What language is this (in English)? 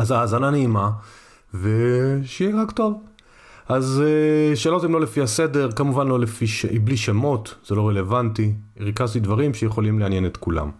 Hebrew